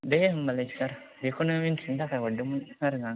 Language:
Bodo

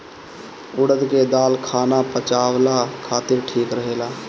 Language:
Bhojpuri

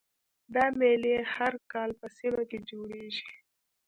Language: Pashto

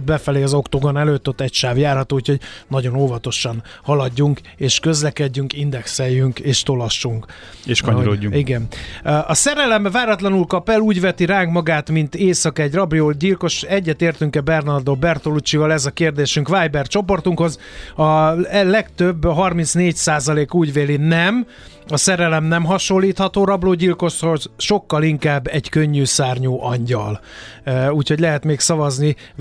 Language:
Hungarian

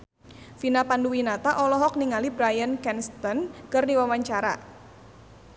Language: Sundanese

